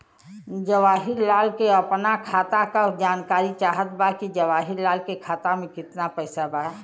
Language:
Bhojpuri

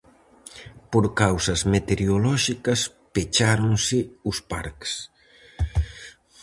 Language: Galician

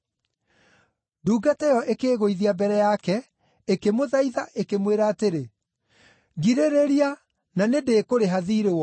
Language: Kikuyu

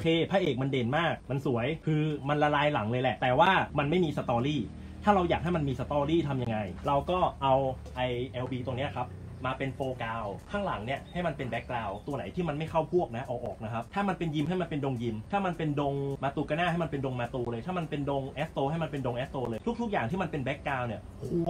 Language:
Thai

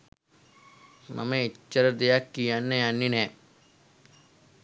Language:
Sinhala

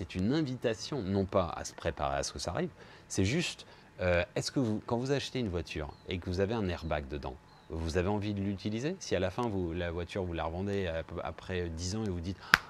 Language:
French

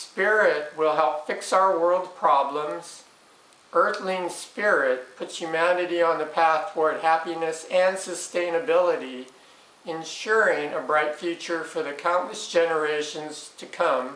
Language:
English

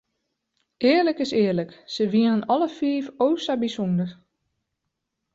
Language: Western Frisian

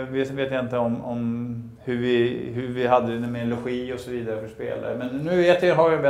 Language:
Swedish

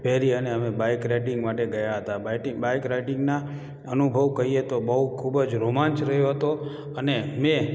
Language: Gujarati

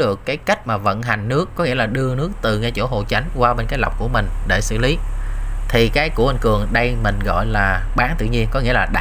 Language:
Vietnamese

